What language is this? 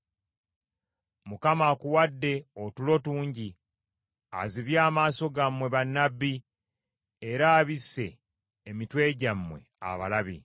Ganda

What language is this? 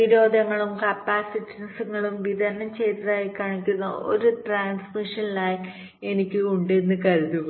Malayalam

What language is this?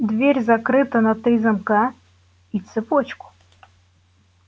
Russian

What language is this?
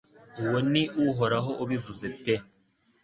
Kinyarwanda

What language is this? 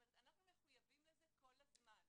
Hebrew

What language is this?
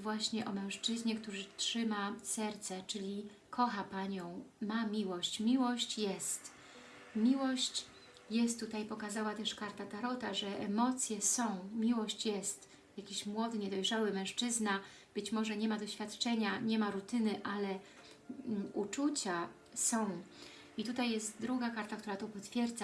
Polish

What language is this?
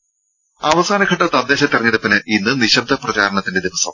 Malayalam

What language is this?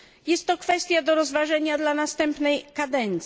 Polish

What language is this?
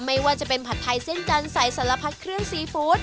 Thai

